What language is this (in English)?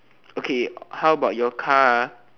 English